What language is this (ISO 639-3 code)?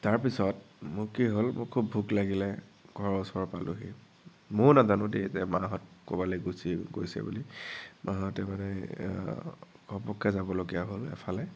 asm